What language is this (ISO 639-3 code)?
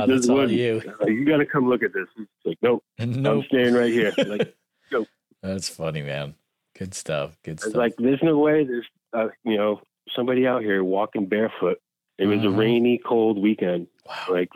eng